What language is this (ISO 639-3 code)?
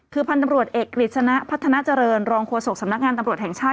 tha